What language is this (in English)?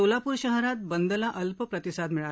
Marathi